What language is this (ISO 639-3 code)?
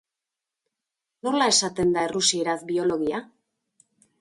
eus